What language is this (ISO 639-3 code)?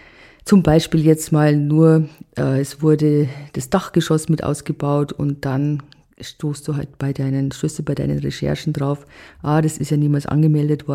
deu